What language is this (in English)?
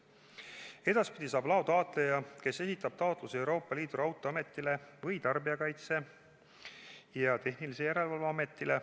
Estonian